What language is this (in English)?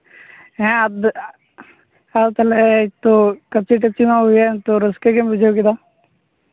Santali